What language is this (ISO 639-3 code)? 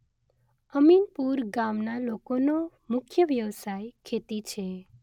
guj